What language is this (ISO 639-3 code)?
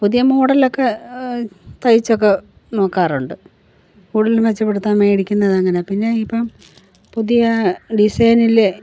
mal